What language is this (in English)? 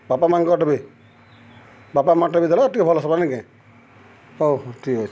Odia